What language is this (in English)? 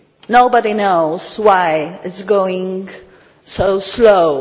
English